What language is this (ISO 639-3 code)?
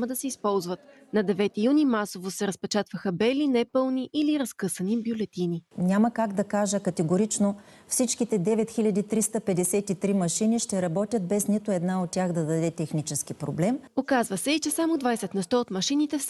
bul